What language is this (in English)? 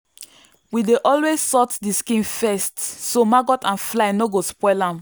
Nigerian Pidgin